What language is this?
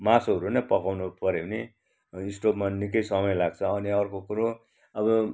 Nepali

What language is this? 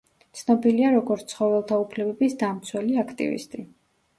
Georgian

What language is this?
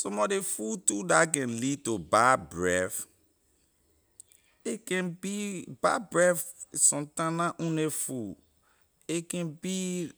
Liberian English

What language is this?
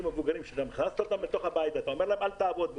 Hebrew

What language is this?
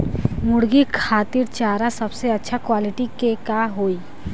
Bhojpuri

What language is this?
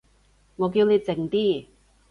Cantonese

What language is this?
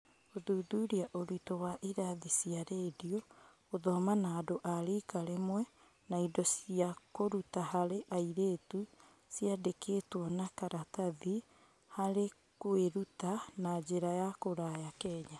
Kikuyu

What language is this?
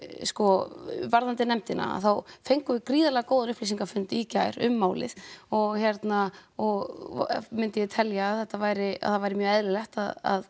Icelandic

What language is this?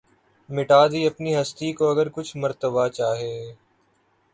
Urdu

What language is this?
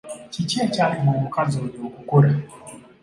Ganda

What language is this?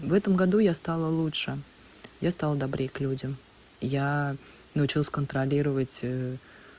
Russian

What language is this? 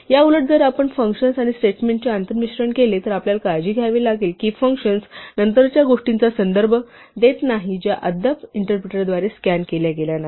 Marathi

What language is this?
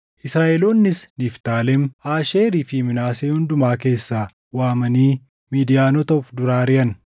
Oromo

